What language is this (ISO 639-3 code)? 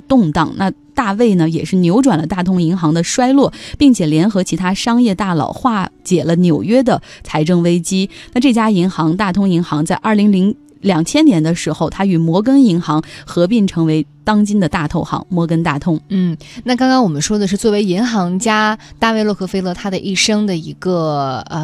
zho